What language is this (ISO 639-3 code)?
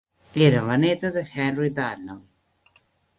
cat